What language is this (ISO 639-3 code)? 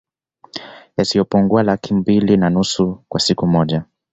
swa